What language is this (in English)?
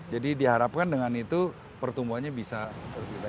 Indonesian